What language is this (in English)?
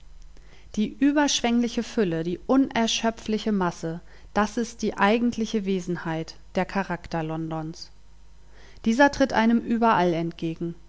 German